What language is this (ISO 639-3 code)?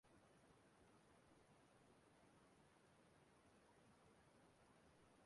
ibo